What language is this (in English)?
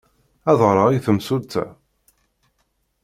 Kabyle